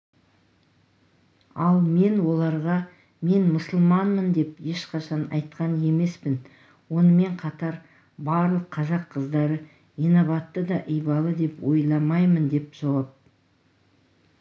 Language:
Kazakh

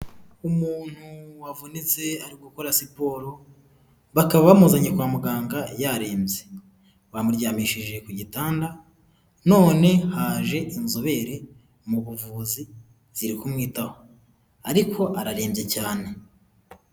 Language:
Kinyarwanda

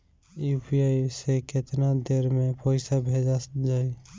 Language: Bhojpuri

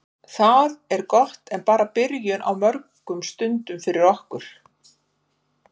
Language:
Icelandic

